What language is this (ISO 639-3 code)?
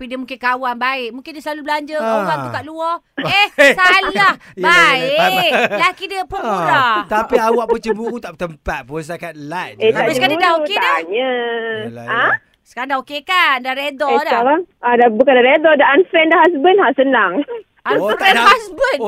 msa